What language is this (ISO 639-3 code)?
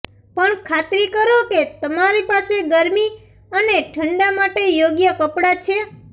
guj